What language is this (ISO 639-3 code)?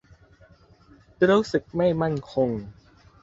tha